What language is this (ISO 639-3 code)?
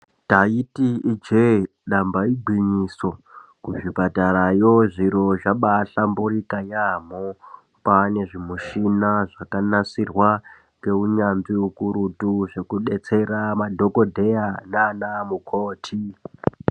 ndc